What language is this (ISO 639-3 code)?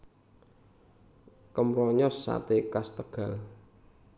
jav